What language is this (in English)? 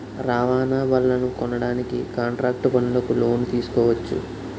Telugu